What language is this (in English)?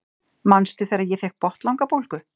Icelandic